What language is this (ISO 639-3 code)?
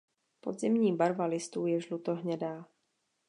ces